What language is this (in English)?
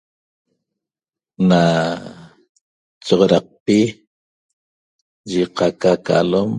Toba